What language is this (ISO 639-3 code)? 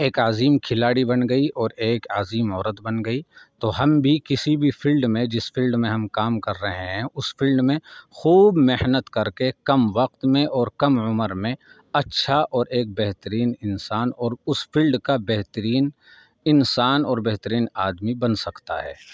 urd